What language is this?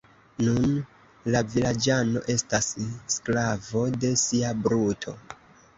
Esperanto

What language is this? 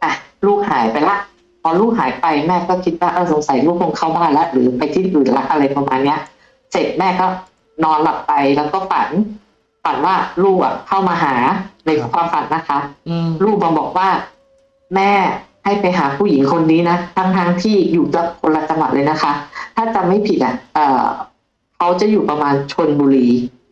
Thai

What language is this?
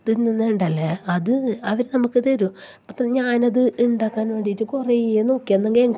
Malayalam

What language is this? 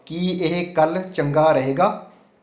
Punjabi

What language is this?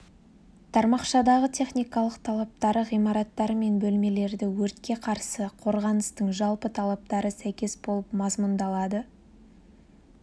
Kazakh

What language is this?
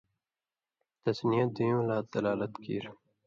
Indus Kohistani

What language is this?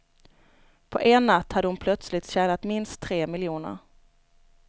Swedish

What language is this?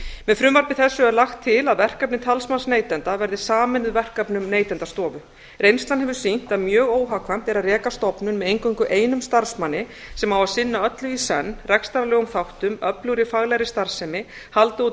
Icelandic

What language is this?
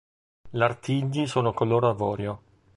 Italian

